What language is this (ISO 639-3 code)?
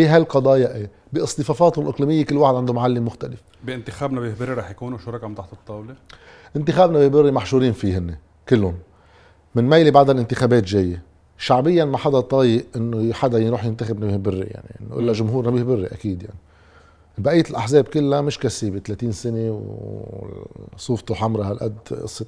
ara